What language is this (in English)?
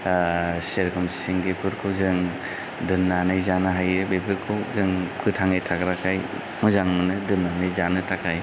Bodo